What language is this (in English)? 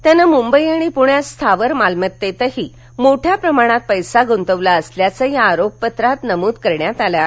Marathi